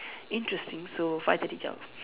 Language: English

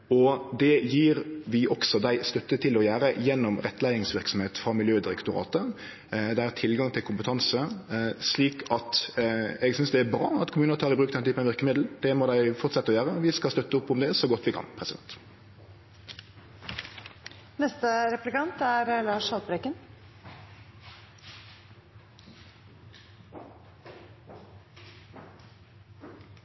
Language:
Norwegian Nynorsk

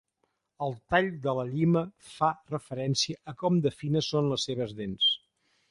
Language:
Catalan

